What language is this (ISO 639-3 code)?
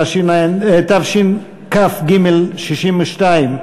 heb